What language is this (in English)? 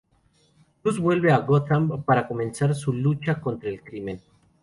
Spanish